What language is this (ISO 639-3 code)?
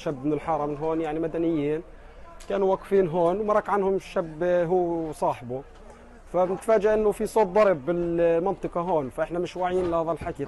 ara